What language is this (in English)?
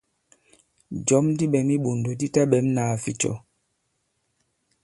Bankon